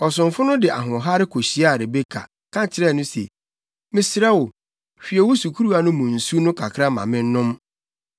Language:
Akan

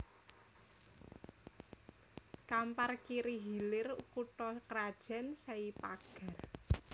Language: Javanese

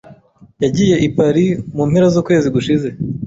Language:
Kinyarwanda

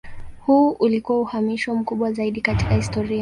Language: Swahili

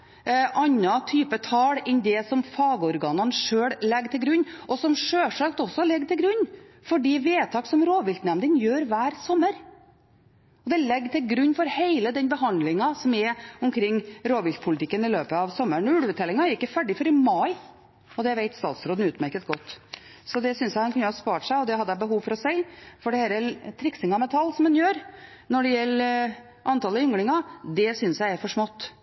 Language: Norwegian Bokmål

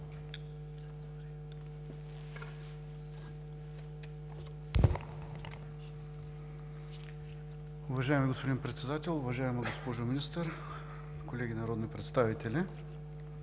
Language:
Bulgarian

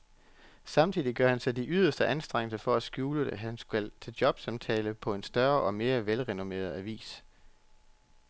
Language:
Danish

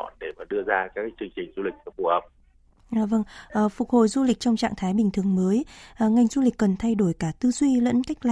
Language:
Vietnamese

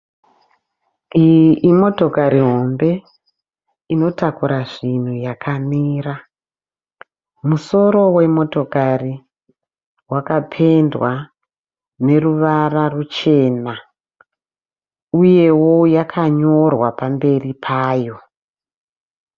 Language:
Shona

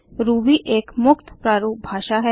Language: Hindi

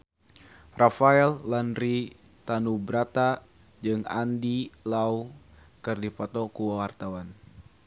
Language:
Sundanese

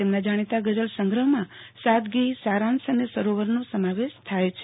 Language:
Gujarati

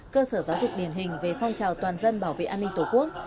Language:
Vietnamese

